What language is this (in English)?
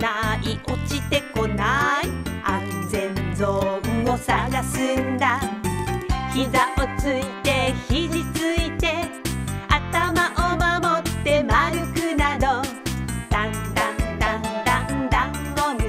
Japanese